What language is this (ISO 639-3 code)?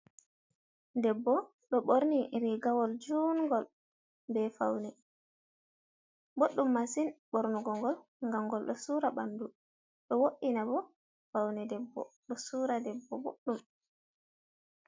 ful